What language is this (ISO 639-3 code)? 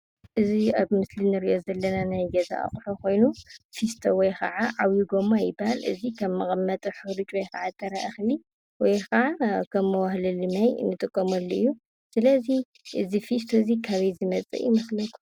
tir